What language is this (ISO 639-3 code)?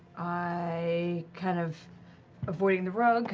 eng